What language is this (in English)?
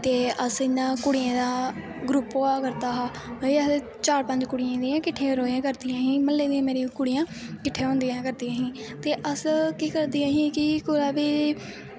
Dogri